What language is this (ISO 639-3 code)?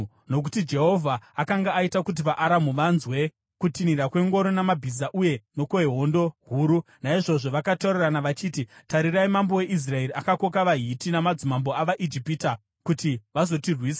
sna